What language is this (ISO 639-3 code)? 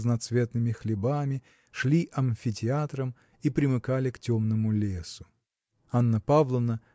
rus